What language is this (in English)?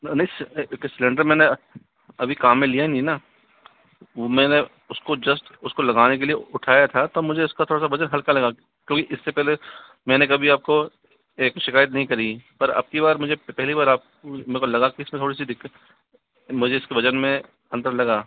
Hindi